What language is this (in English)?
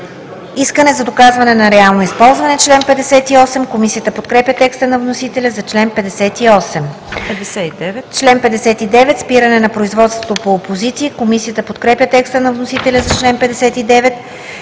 Bulgarian